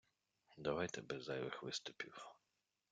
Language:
Ukrainian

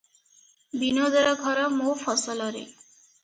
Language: Odia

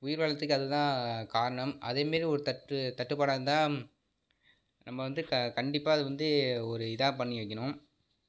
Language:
Tamil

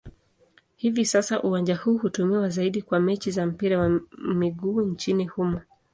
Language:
Swahili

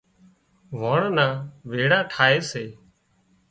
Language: Wadiyara Koli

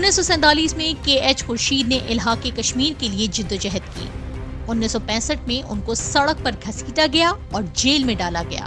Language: Urdu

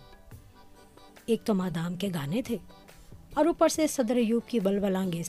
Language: Urdu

